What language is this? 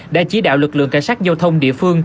Vietnamese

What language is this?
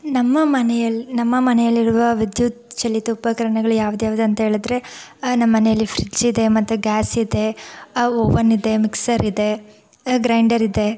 Kannada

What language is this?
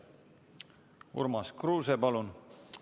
Estonian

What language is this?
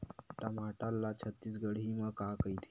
Chhattisgarhi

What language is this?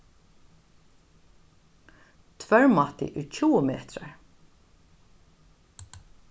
Faroese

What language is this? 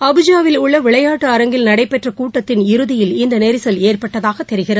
Tamil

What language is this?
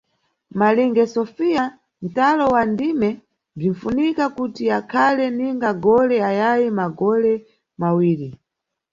Nyungwe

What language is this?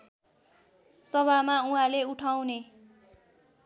Nepali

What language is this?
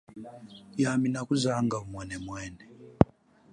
Chokwe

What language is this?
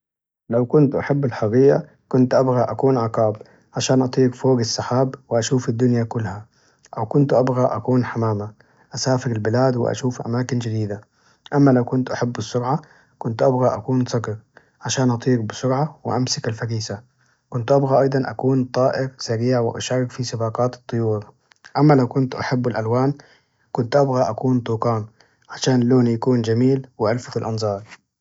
Najdi Arabic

